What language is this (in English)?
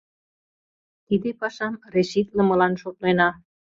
Mari